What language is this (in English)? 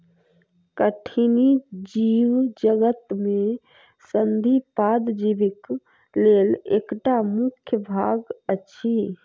Maithili